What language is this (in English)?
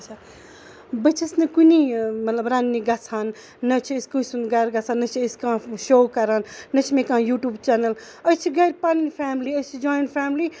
Kashmiri